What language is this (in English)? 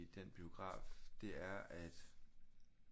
Danish